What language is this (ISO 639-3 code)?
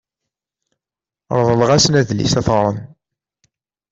kab